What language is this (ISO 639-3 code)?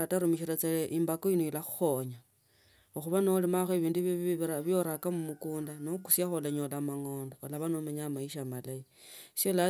lto